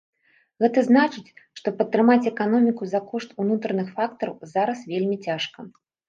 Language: Belarusian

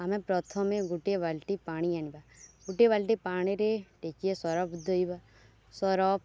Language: Odia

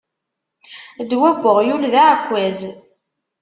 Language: Kabyle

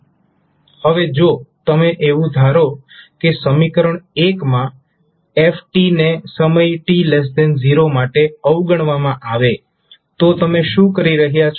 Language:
Gujarati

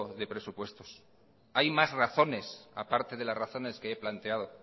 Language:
Spanish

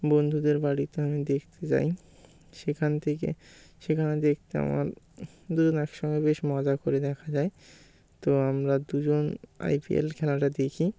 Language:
Bangla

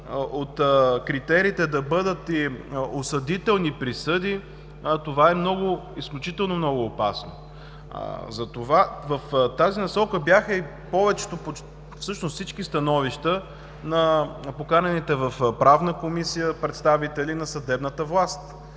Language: Bulgarian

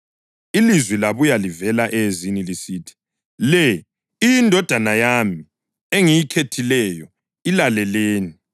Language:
North Ndebele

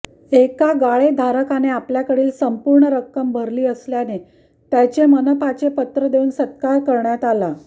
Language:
Marathi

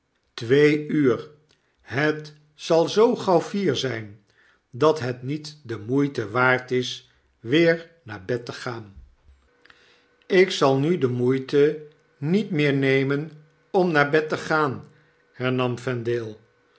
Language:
Dutch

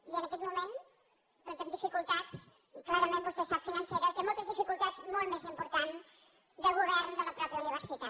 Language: Catalan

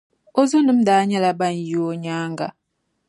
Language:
Dagbani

